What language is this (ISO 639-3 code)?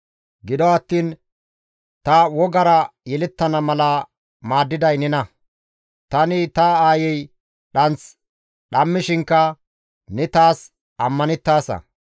gmv